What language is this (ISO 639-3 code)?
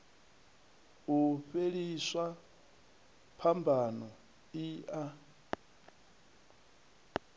ven